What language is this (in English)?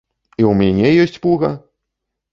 Belarusian